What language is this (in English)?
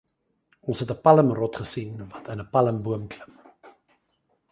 Afrikaans